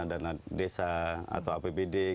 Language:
Indonesian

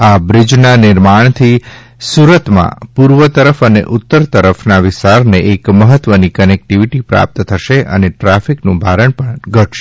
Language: Gujarati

